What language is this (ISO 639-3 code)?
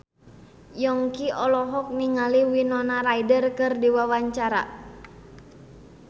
sun